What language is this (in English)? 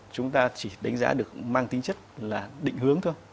Vietnamese